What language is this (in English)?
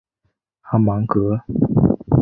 Chinese